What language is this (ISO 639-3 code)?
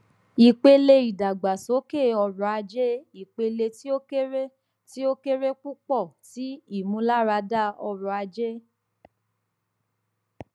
yor